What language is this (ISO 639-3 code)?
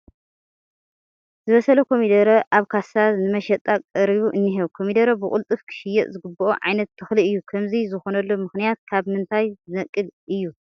tir